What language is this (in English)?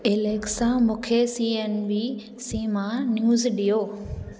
Sindhi